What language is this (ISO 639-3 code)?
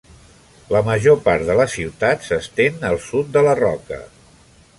cat